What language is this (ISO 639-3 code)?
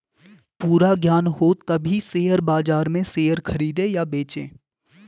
hin